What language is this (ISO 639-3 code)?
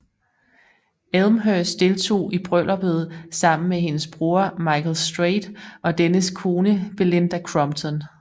dan